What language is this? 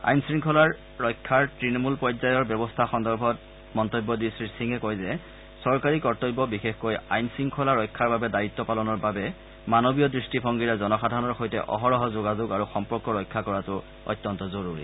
Assamese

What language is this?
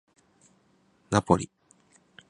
Japanese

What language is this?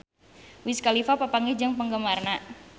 Sundanese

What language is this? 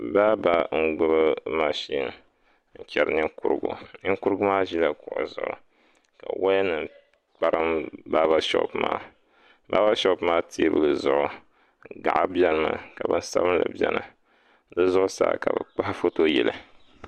Dagbani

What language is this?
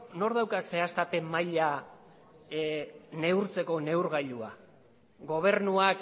Basque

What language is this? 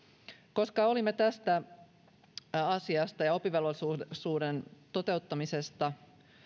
Finnish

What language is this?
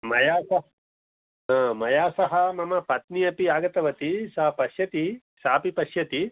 Sanskrit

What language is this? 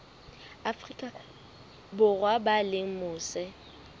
Southern Sotho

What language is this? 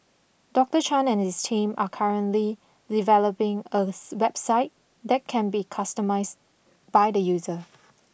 English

